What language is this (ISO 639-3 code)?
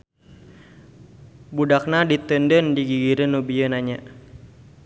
sun